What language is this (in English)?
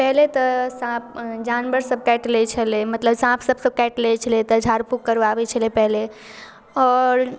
Maithili